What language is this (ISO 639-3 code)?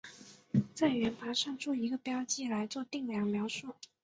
zho